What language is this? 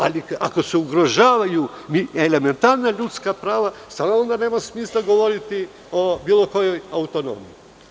Serbian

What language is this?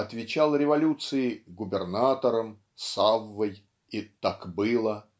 Russian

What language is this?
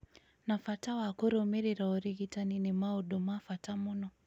Kikuyu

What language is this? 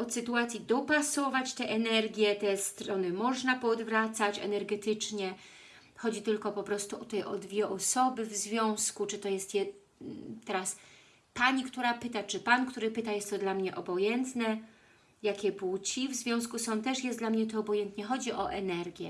Polish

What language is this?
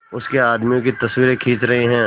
Hindi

